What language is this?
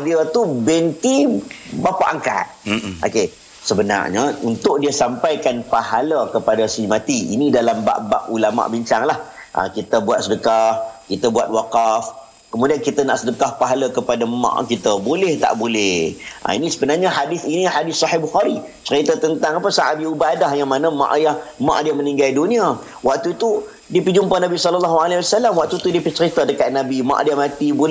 Malay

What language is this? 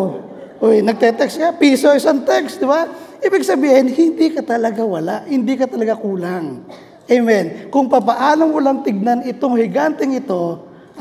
Filipino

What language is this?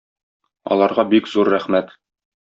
Tatar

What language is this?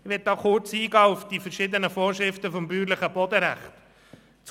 Swiss German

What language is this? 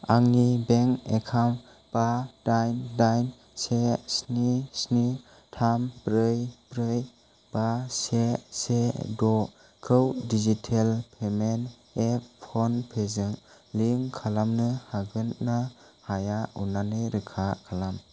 Bodo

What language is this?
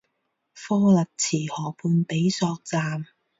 Chinese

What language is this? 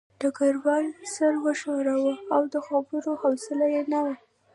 Pashto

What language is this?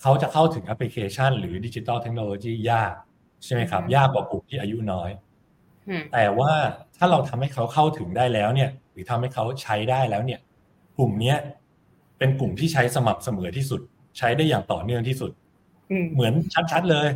Thai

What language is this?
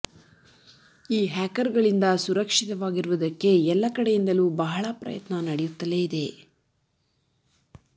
Kannada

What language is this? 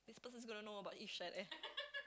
English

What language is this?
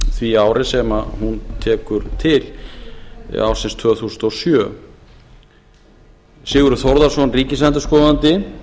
Icelandic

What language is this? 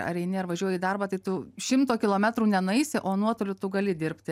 Lithuanian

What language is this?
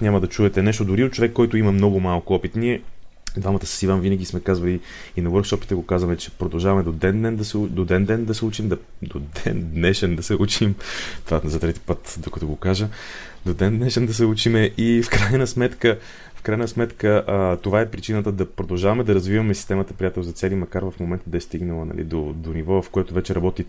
Bulgarian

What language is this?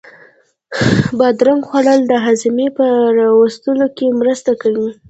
Pashto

